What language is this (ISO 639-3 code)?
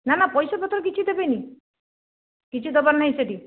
ori